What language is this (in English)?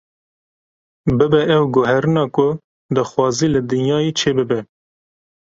Kurdish